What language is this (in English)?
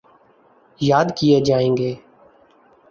Urdu